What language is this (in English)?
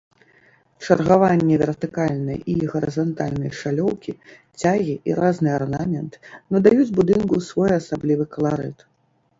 Belarusian